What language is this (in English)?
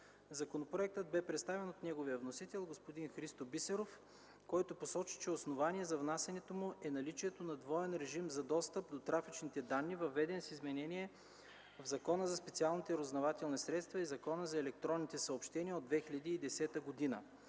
Bulgarian